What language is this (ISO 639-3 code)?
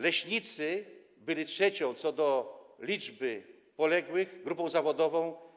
pol